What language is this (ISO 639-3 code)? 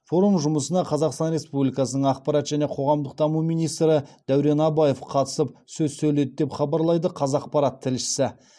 kaz